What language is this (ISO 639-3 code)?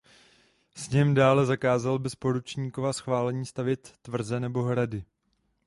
ces